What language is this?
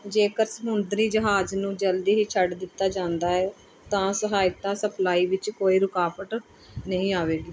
Punjabi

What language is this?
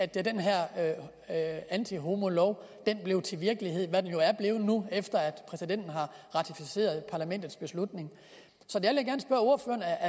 Danish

